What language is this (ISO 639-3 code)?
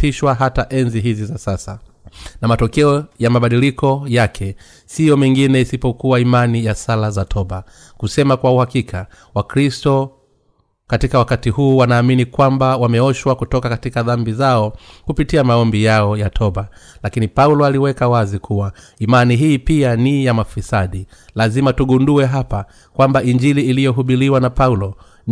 swa